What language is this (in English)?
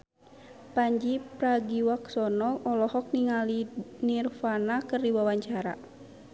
Sundanese